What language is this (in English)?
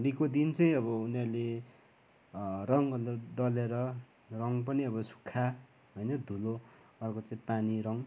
Nepali